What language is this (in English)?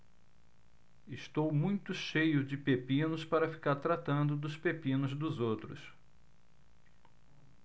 Portuguese